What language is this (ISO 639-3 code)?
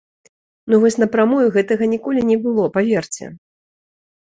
bel